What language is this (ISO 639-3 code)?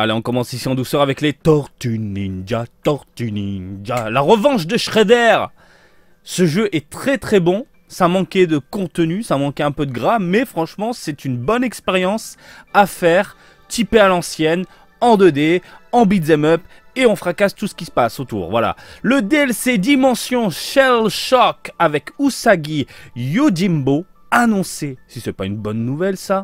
fra